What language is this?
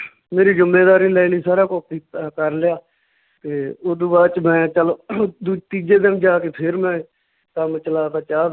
Punjabi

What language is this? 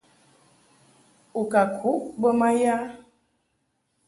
Mungaka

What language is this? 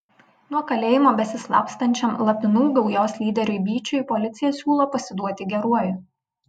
Lithuanian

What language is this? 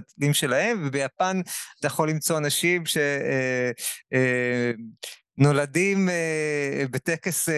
Hebrew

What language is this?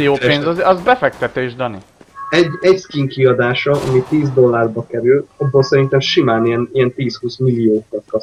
Hungarian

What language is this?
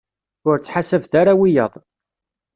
Kabyle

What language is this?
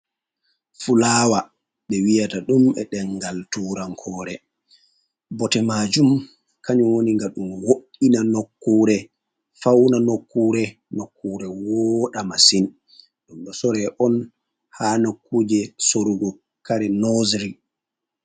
Fula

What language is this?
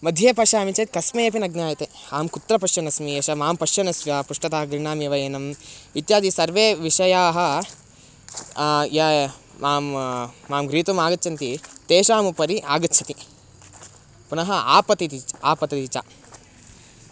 Sanskrit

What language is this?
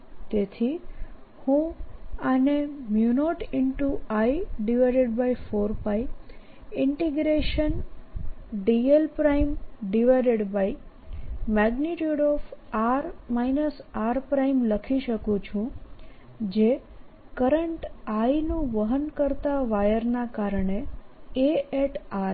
Gujarati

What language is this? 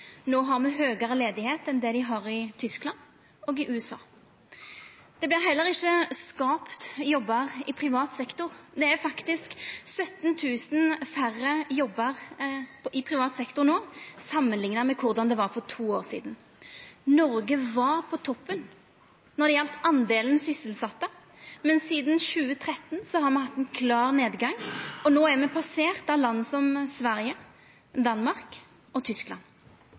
Norwegian Nynorsk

